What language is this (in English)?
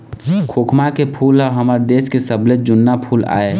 Chhattisgarhi